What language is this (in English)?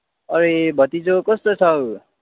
Nepali